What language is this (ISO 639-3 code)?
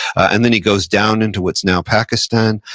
eng